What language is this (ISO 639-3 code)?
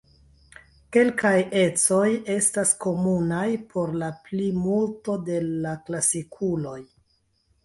epo